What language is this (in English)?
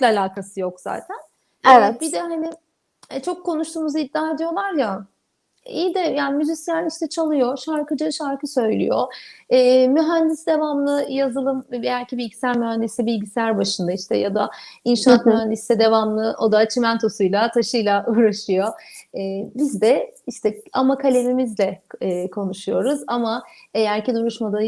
Turkish